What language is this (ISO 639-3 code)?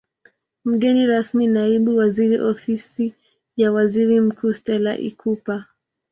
swa